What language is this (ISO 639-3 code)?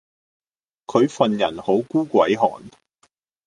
yue